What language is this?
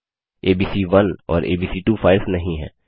Hindi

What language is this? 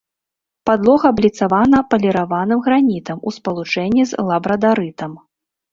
Belarusian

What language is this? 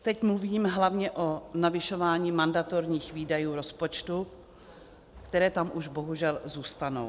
Czech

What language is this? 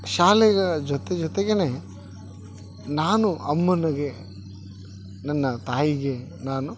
Kannada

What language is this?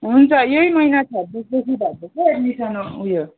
Nepali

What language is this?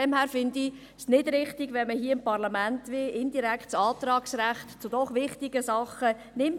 Swiss German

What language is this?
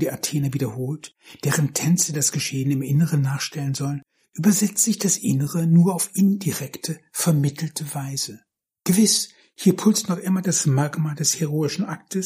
German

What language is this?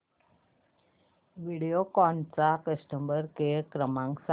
Marathi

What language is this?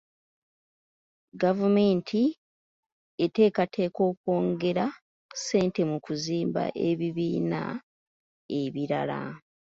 Ganda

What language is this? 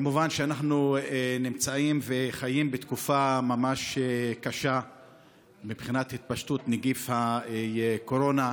Hebrew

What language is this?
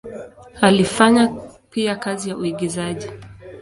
Swahili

